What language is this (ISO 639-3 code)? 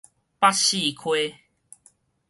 nan